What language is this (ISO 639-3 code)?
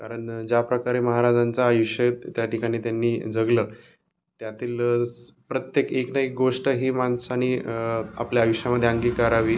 mar